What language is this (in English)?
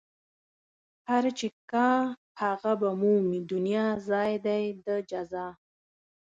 Pashto